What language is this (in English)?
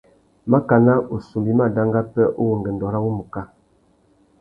Tuki